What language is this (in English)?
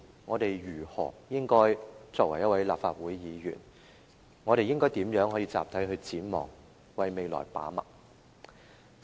Cantonese